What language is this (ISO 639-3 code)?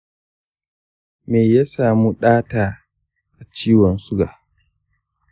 hau